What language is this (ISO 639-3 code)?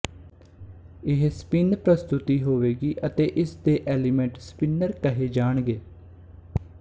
pan